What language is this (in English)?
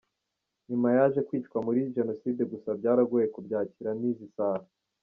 Kinyarwanda